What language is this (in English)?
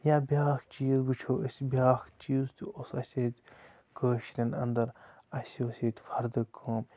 Kashmiri